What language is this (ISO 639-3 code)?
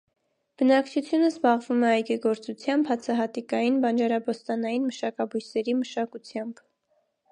hye